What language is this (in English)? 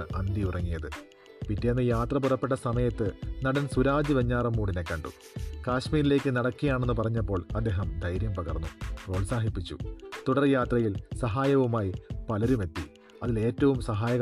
Malayalam